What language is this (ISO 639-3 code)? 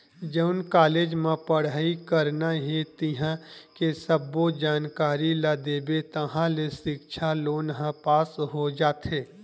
hne